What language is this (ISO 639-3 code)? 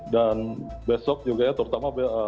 ind